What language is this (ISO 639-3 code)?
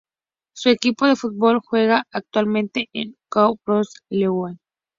spa